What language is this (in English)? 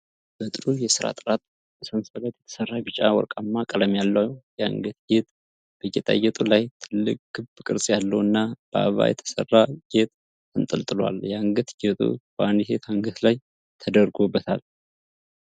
Amharic